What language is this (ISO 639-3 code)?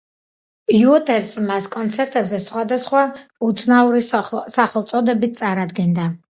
kat